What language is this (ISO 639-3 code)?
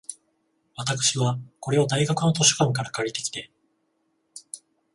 jpn